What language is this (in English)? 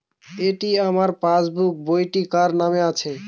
Bangla